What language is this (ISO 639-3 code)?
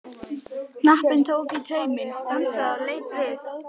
isl